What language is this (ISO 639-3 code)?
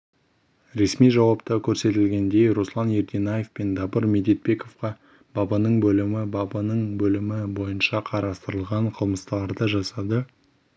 kaz